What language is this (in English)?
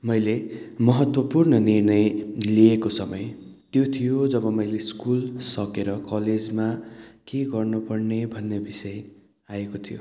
Nepali